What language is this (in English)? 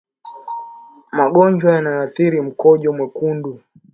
Swahili